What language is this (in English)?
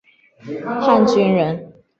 Chinese